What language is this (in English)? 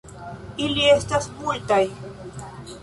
Esperanto